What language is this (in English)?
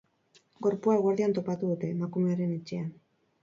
Basque